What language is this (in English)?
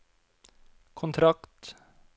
Norwegian